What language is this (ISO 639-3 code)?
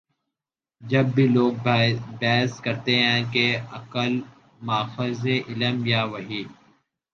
urd